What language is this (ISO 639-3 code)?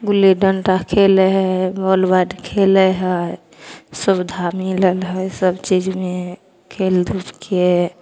mai